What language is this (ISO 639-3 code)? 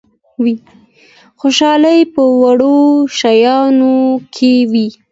pus